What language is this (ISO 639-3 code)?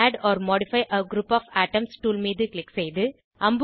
tam